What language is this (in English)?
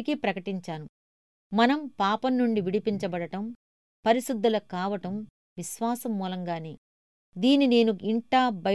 Telugu